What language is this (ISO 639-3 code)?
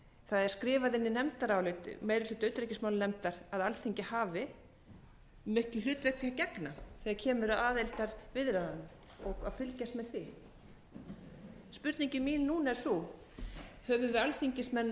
isl